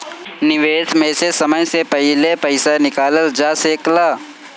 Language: Bhojpuri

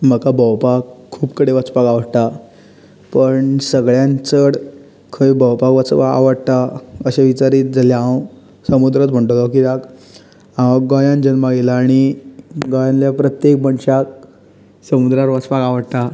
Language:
Konkani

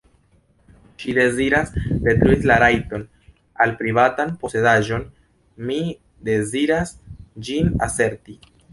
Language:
Esperanto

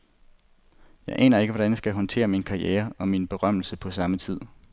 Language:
Danish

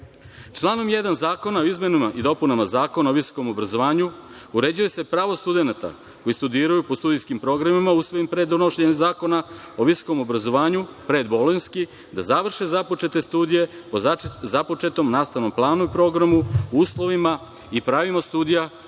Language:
Serbian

